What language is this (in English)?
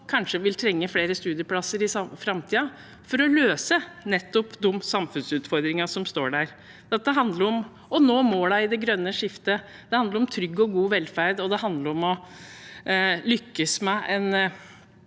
Norwegian